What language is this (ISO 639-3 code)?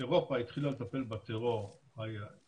heb